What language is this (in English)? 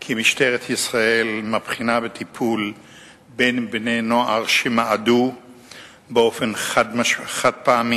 Hebrew